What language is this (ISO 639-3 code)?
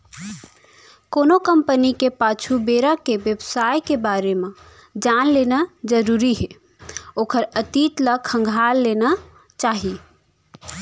hne